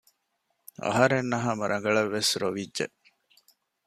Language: Divehi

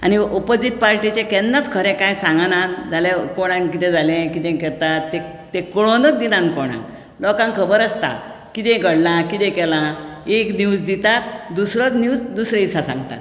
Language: Konkani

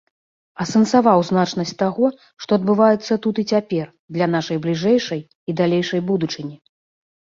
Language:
Belarusian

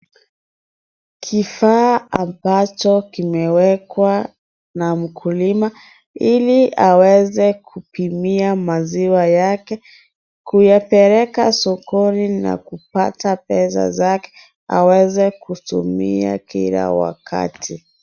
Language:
Swahili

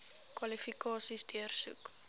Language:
Afrikaans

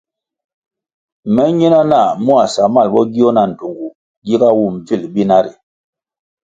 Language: Kwasio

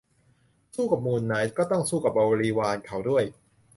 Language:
Thai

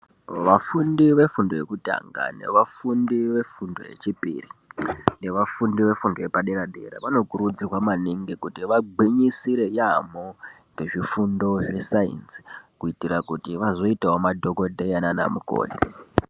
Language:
Ndau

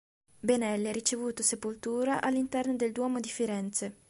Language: Italian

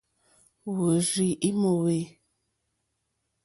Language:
Mokpwe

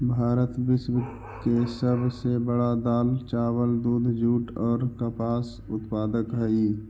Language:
Magahi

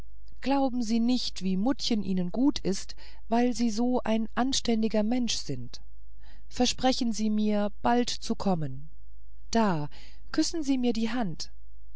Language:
German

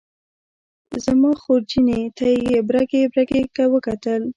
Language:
Pashto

